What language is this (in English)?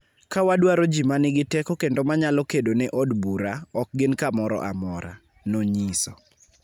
Luo (Kenya and Tanzania)